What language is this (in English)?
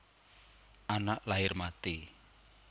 Javanese